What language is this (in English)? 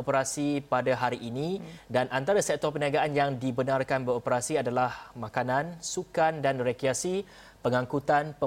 Malay